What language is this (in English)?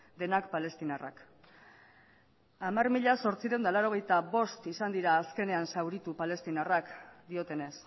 Basque